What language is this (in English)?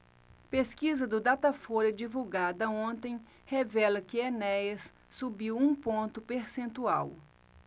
Portuguese